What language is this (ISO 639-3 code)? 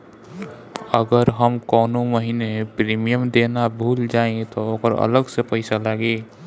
bho